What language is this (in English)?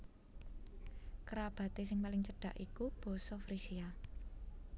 Javanese